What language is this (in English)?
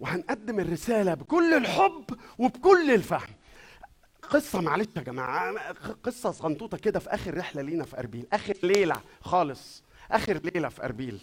Arabic